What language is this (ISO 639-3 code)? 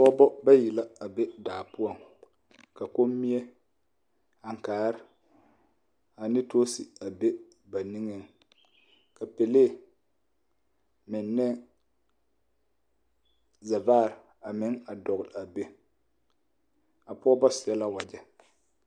dga